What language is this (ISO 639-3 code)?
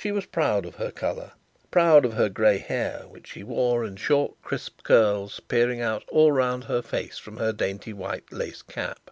eng